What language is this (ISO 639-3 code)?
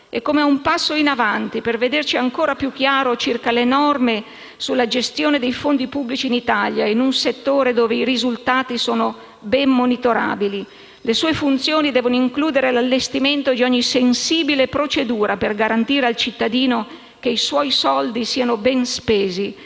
ita